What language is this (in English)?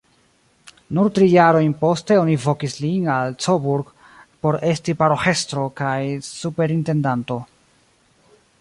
Esperanto